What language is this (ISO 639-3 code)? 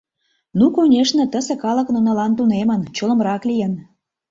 chm